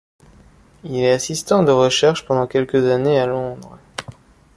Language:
French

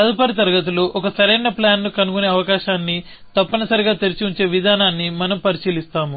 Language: Telugu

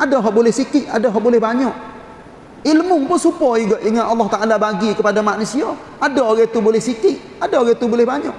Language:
Malay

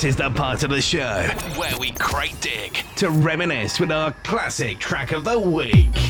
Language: English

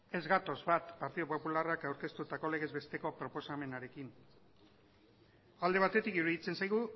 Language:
Basque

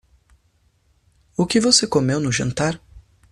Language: Portuguese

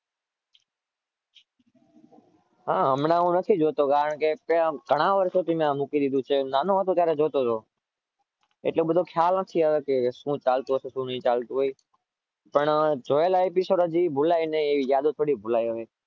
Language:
Gujarati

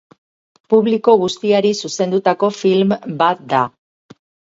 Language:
Basque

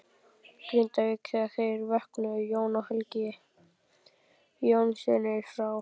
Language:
Icelandic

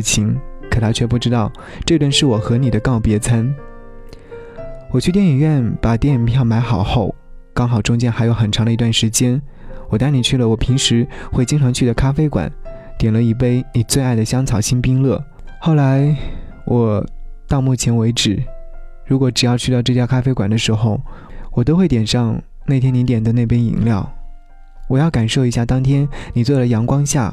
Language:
Chinese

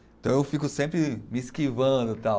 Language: Portuguese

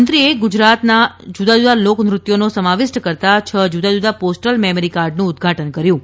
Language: Gujarati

